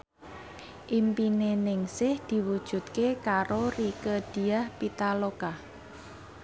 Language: Javanese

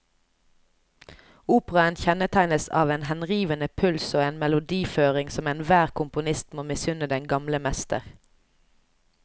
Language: Norwegian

